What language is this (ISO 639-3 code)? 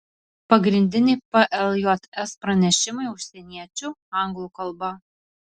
lit